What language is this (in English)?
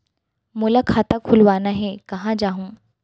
Chhattisgarhi